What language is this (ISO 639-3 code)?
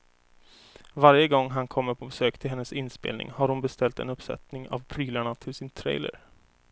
swe